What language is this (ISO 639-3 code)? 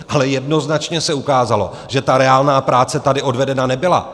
ces